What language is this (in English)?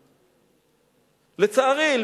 Hebrew